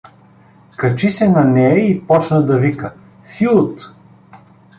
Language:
Bulgarian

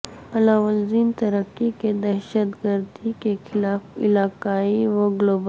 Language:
Urdu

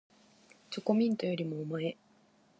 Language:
Japanese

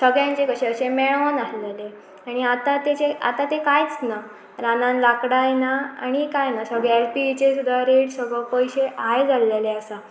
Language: Konkani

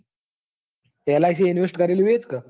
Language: Gujarati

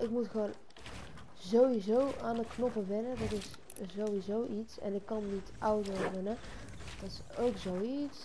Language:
Dutch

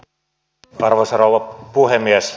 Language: Finnish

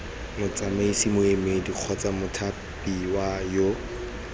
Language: Tswana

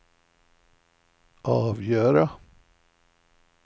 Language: Swedish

